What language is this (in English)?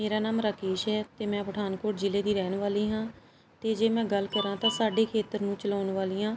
Punjabi